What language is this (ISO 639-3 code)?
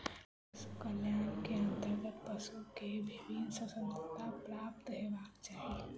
mai